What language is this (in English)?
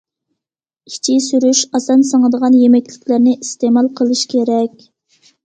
Uyghur